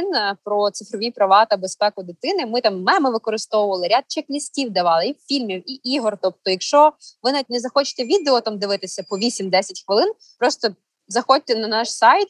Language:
Ukrainian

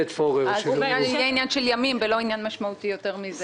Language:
Hebrew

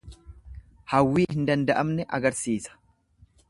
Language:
Oromo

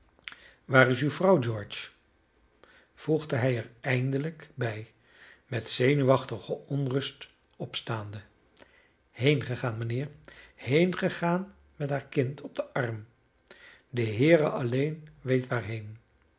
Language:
Dutch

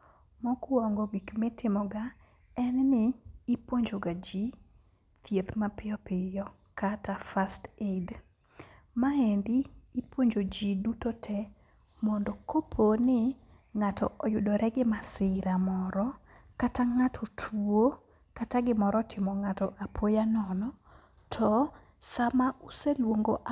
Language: Luo (Kenya and Tanzania)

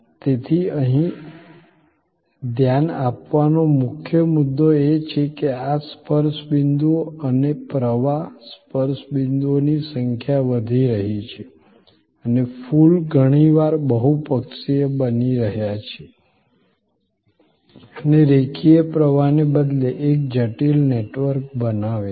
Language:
Gujarati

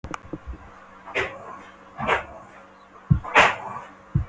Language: Icelandic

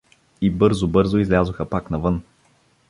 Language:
Bulgarian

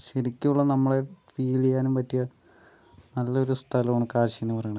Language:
Malayalam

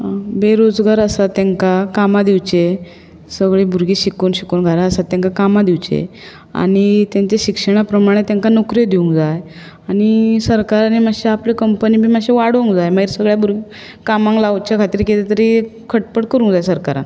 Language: Konkani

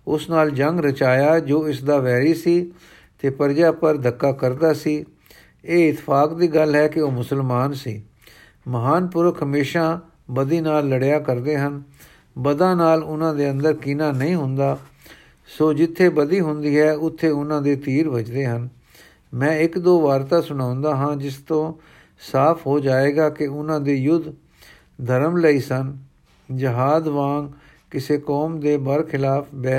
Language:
Punjabi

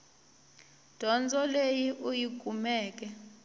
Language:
Tsonga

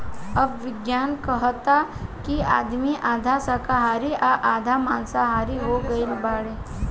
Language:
Bhojpuri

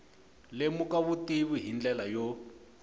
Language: Tsonga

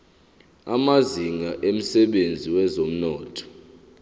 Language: Zulu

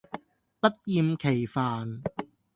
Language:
Cantonese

